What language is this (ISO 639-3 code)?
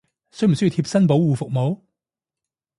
yue